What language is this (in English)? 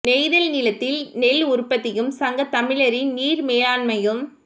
Tamil